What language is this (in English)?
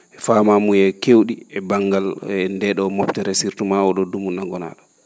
Fula